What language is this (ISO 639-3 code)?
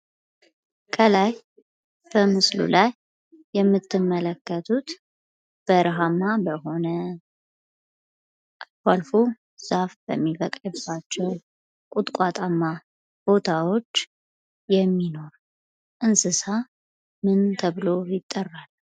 amh